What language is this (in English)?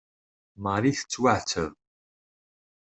Kabyle